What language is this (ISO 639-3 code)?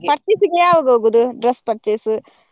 kan